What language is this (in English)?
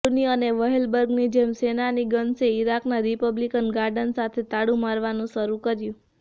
Gujarati